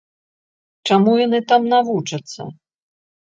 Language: Belarusian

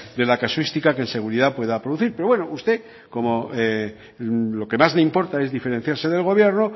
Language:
Spanish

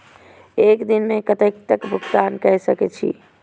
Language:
Maithili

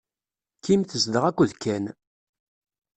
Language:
Kabyle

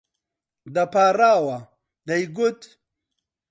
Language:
Central Kurdish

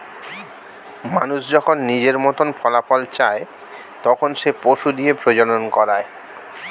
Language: Bangla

